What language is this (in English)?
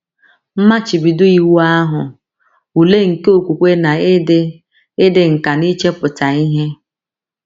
Igbo